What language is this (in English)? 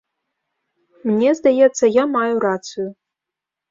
Belarusian